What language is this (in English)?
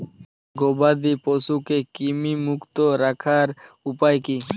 Bangla